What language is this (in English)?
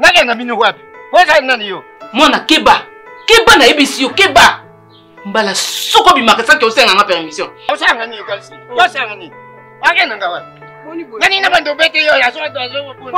Arabic